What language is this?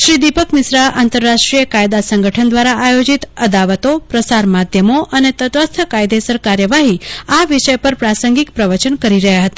Gujarati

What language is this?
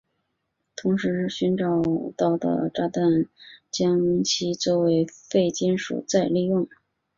Chinese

